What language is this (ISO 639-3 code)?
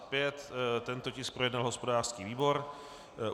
ces